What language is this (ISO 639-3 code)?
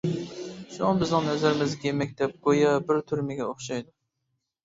uig